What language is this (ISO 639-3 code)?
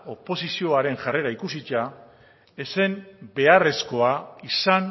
eus